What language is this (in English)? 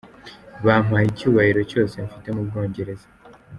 Kinyarwanda